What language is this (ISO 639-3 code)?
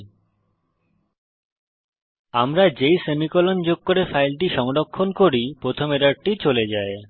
ben